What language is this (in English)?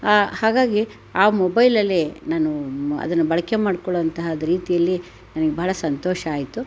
Kannada